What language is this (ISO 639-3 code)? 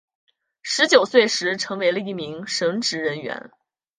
zho